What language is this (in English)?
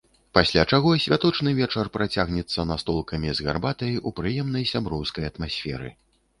Belarusian